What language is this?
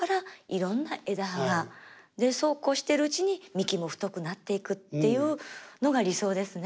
Japanese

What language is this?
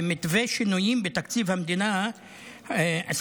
Hebrew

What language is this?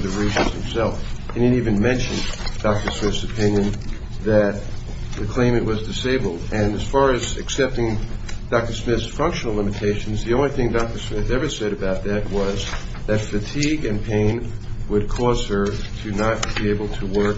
English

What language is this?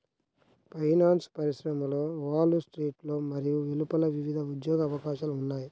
Telugu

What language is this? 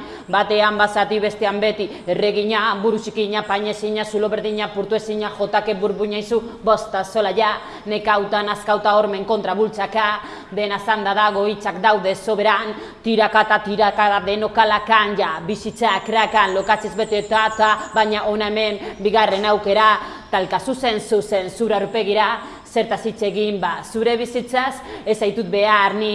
Italian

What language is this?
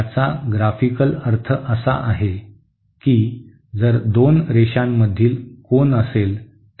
Marathi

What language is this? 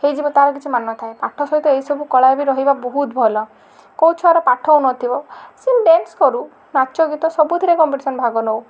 Odia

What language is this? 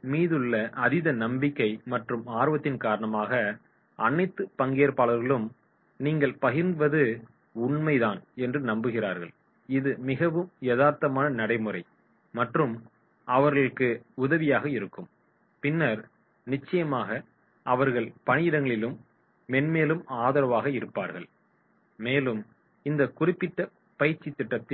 Tamil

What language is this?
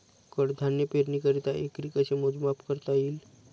Marathi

